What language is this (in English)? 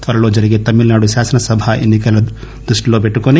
Telugu